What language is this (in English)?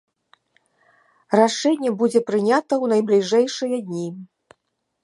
Belarusian